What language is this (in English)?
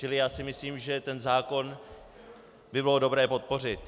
Czech